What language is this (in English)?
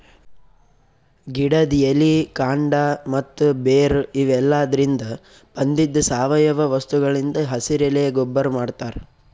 Kannada